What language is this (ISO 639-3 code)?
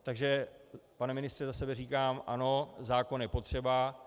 ces